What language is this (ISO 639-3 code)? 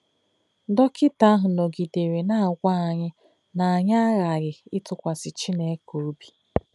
ibo